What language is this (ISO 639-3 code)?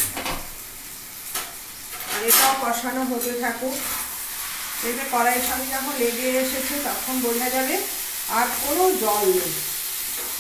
hin